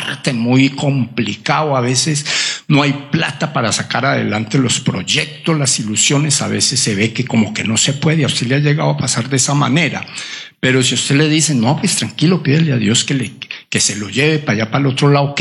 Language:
Spanish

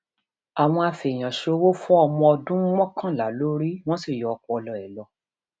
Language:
Yoruba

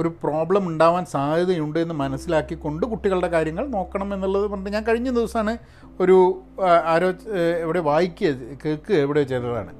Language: Malayalam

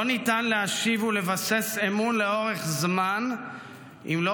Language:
Hebrew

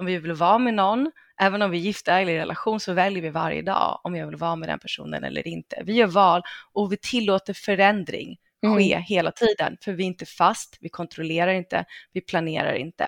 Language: Swedish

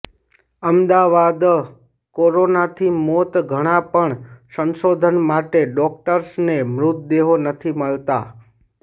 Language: Gujarati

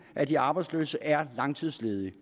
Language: Danish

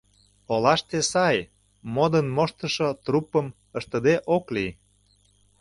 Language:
Mari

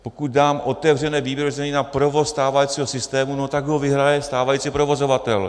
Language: Czech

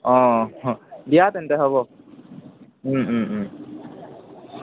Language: Assamese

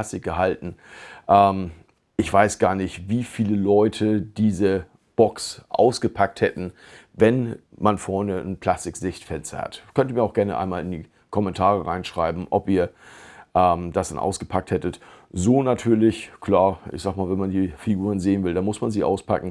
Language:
German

